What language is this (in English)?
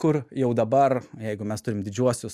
Lithuanian